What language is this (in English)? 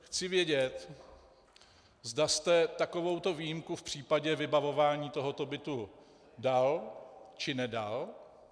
Czech